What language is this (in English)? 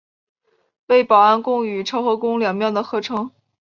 Chinese